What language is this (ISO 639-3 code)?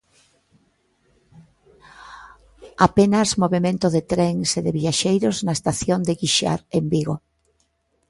glg